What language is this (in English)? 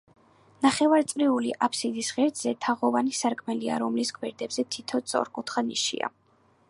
Georgian